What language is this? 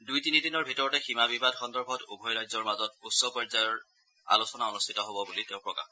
Assamese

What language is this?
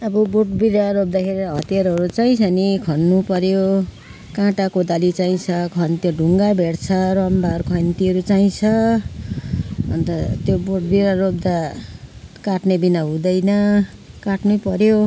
Nepali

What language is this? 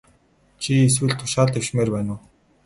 Mongolian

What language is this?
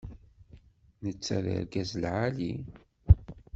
Kabyle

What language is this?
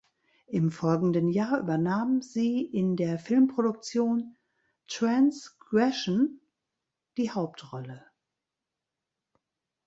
German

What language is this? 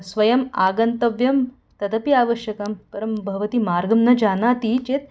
Sanskrit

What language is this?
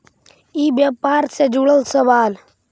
Magahi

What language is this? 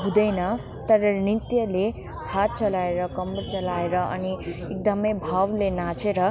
Nepali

